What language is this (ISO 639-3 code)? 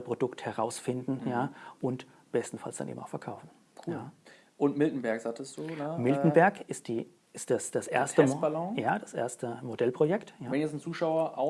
deu